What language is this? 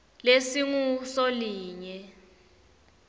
Swati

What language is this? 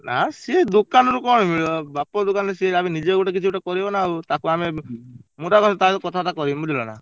Odia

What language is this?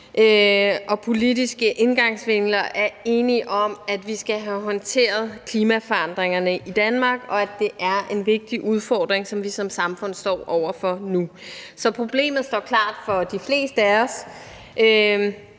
Danish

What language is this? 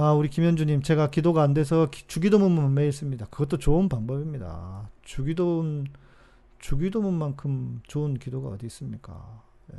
Korean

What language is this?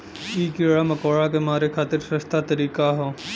Bhojpuri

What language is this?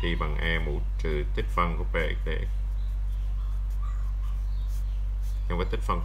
Vietnamese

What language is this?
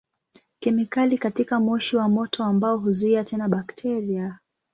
Swahili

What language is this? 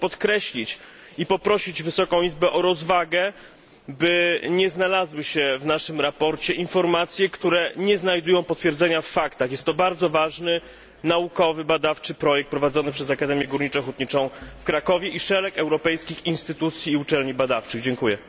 Polish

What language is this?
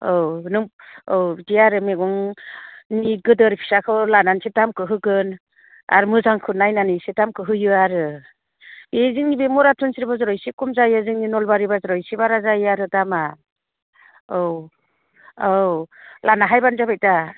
Bodo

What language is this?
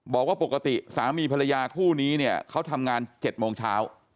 Thai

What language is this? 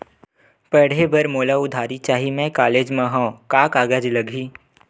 Chhattisgarhi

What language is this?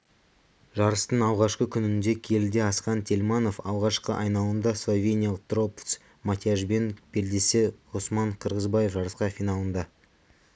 Kazakh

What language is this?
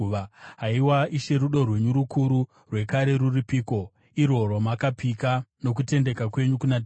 Shona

